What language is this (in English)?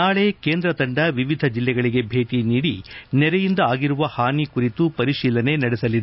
Kannada